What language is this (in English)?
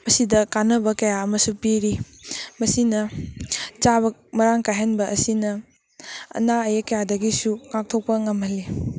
Manipuri